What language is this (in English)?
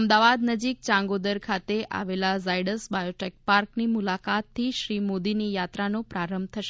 Gujarati